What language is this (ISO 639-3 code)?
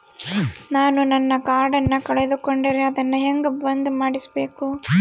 kan